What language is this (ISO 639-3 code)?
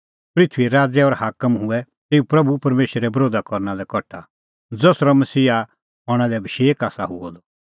kfx